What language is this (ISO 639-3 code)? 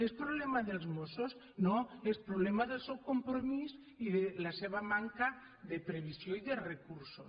cat